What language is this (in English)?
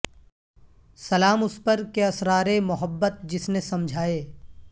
Urdu